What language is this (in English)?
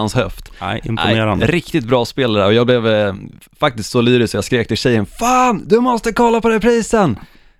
Swedish